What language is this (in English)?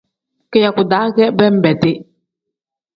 Tem